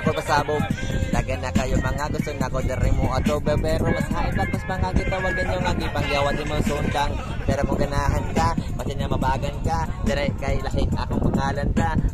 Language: Indonesian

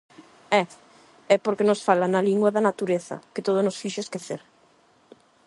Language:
Galician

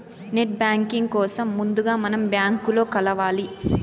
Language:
Telugu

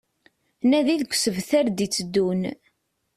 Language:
Kabyle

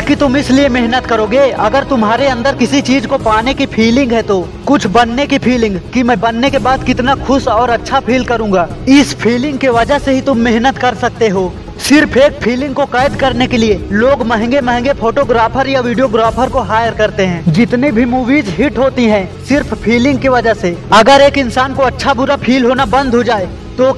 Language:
Hindi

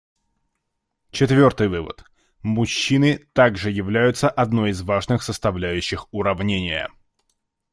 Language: Russian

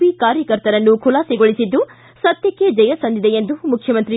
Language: Kannada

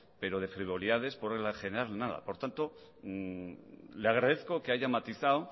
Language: Spanish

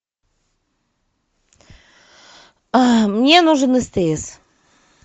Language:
Russian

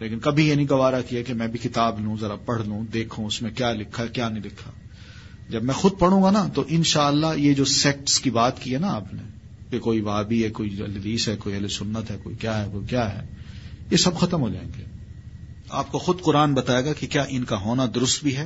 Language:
Urdu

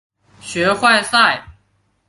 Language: Chinese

